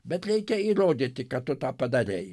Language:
Lithuanian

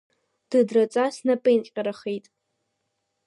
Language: Abkhazian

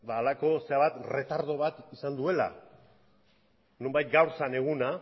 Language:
Basque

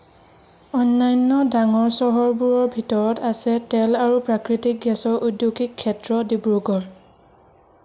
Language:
Assamese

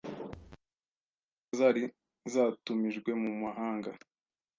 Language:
Kinyarwanda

